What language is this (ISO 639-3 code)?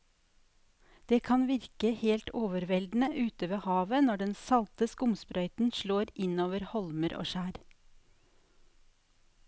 nor